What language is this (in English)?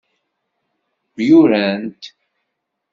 Kabyle